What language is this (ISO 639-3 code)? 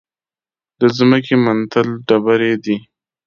pus